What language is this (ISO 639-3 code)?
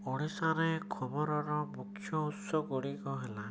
ori